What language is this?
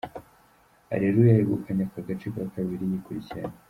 Kinyarwanda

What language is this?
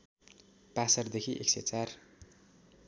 Nepali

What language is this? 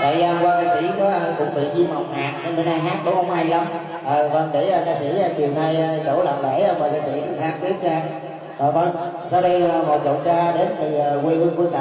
Vietnamese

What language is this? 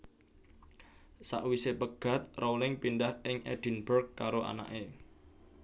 Javanese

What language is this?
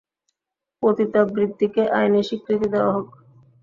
Bangla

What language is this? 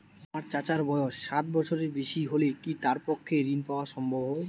Bangla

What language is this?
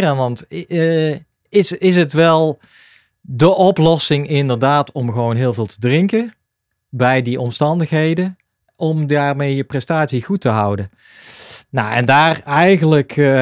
Dutch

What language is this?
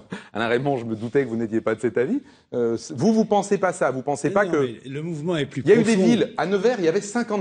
French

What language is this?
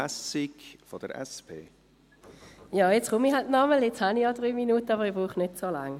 Swiss German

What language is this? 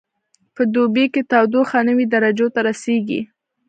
Pashto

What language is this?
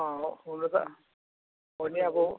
Nepali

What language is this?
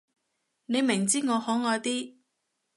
Cantonese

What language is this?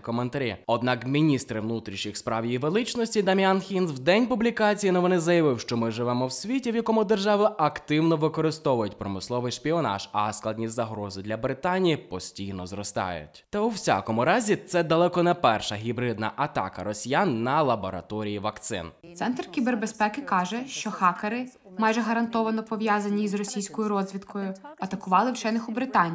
Ukrainian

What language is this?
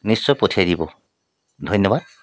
Assamese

